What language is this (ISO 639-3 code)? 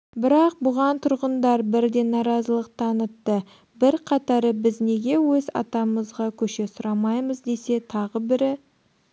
kaz